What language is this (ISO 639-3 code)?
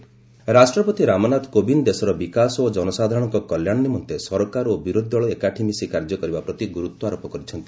ori